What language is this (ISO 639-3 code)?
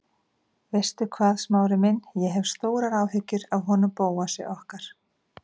isl